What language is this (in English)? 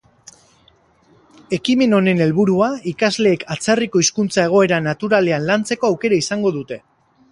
Basque